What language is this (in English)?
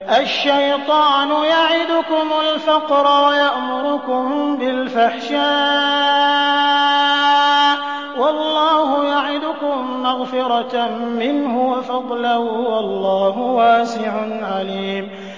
Arabic